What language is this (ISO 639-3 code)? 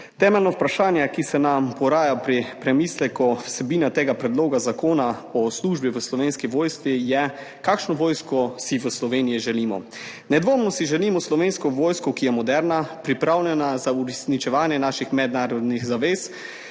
slv